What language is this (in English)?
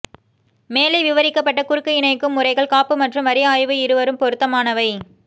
Tamil